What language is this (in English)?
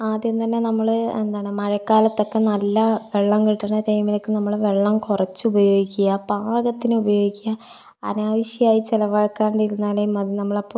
Malayalam